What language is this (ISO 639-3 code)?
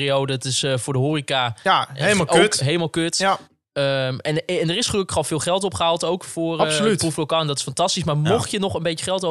nld